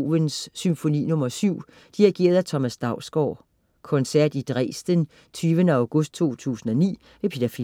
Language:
Danish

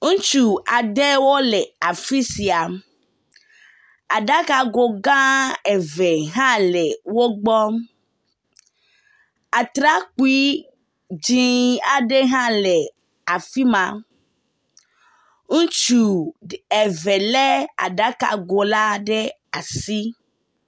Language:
Ewe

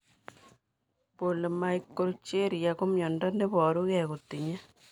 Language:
Kalenjin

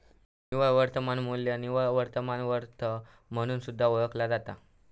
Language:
Marathi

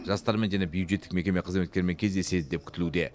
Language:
Kazakh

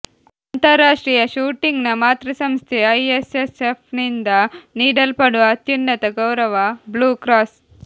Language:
Kannada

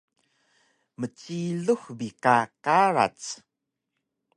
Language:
Taroko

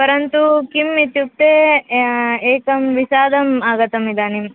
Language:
Sanskrit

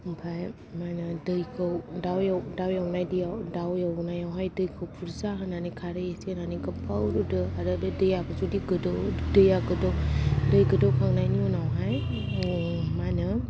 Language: Bodo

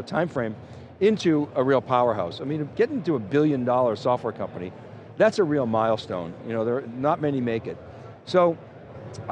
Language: English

